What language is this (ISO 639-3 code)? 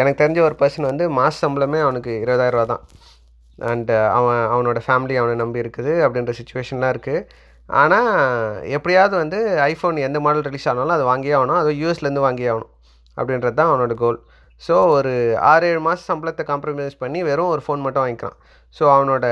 tam